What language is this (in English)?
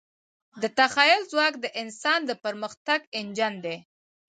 Pashto